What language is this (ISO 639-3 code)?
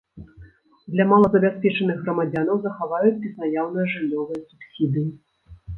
bel